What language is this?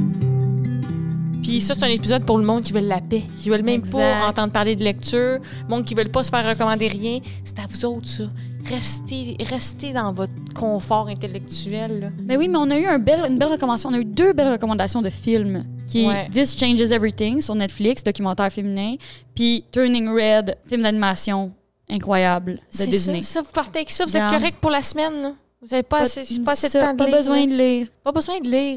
French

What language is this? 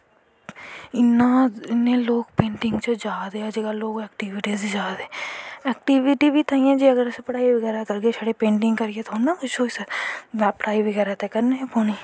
Dogri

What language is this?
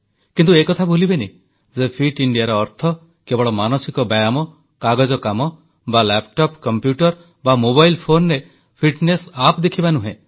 Odia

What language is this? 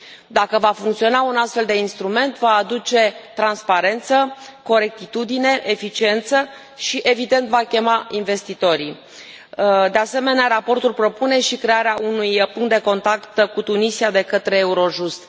Romanian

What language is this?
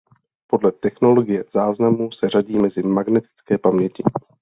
Czech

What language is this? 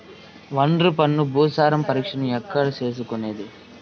Telugu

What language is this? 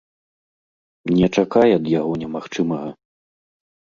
Belarusian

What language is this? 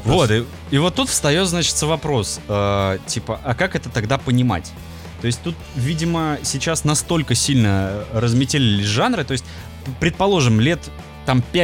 Russian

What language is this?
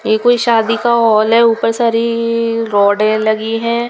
Hindi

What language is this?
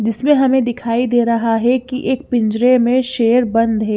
Hindi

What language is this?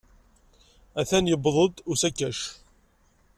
Kabyle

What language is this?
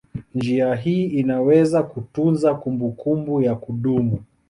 Swahili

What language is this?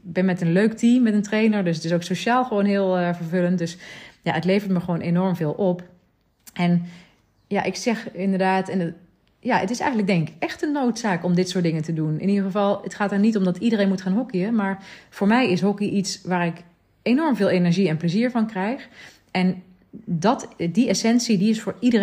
Dutch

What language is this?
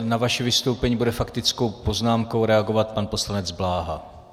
Czech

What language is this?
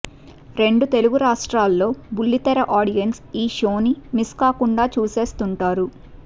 Telugu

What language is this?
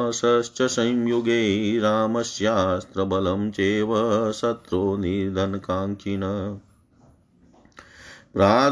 Hindi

